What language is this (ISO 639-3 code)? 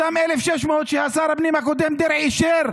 heb